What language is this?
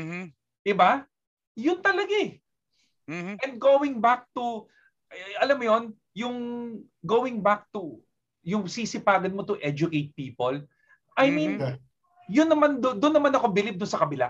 Filipino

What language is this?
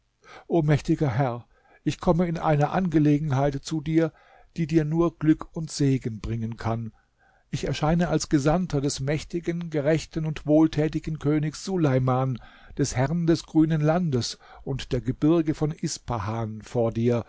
German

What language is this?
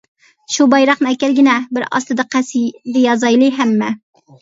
Uyghur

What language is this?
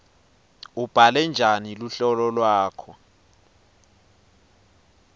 Swati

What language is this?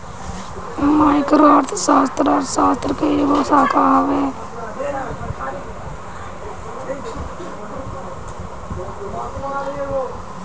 Bhojpuri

